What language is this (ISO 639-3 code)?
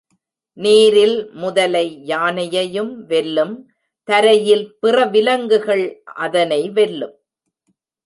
tam